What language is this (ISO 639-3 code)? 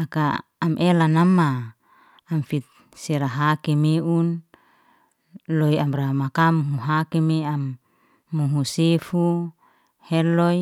ste